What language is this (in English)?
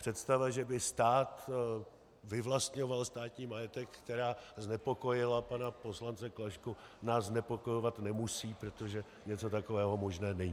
Czech